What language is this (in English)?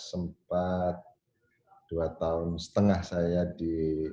Indonesian